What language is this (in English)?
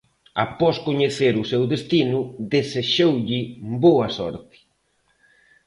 Galician